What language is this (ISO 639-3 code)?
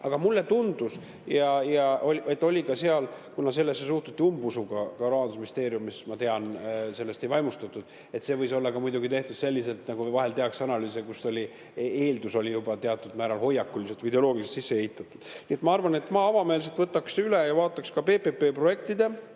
est